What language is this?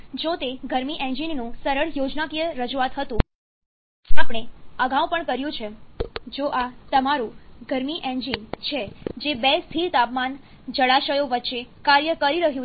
Gujarati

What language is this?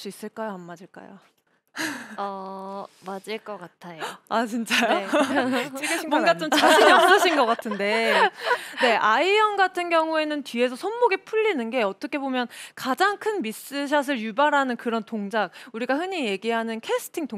Korean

